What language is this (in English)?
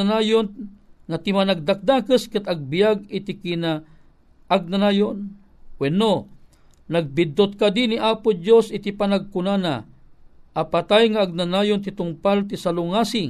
Filipino